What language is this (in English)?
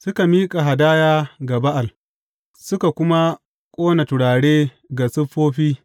Hausa